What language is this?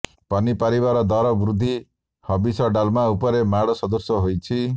Odia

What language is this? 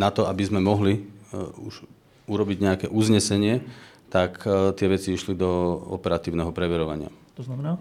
Slovak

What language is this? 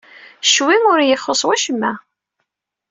Kabyle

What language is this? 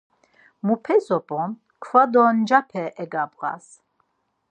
Laz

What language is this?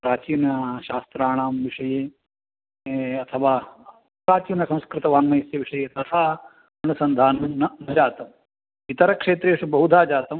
Sanskrit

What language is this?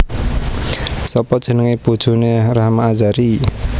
Javanese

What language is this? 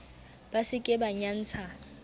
Southern Sotho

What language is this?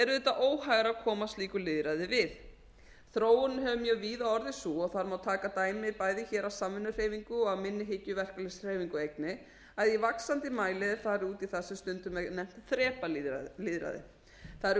Icelandic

